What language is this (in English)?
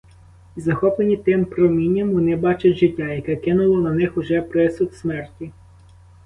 Ukrainian